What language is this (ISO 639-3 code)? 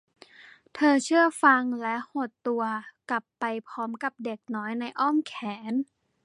tha